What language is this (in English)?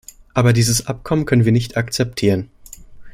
German